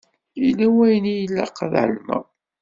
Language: Kabyle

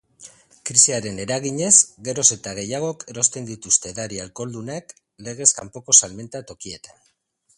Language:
Basque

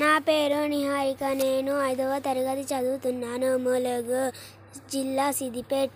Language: Telugu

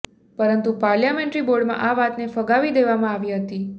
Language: Gujarati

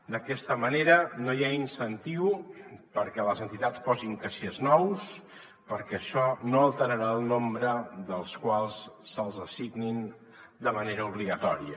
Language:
Catalan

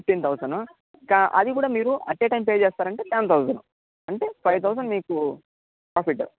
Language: Telugu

